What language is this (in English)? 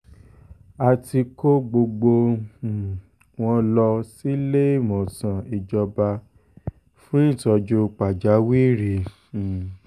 Yoruba